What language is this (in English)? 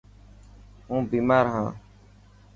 Dhatki